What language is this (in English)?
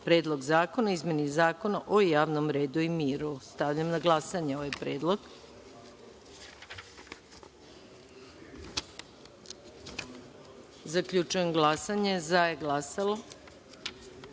Serbian